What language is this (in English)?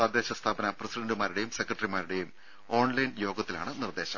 Malayalam